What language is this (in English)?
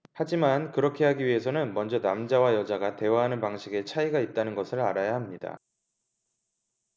Korean